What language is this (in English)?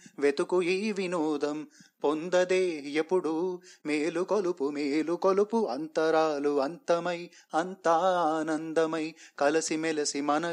Telugu